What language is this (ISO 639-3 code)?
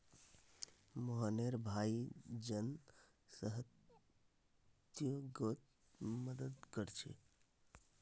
mag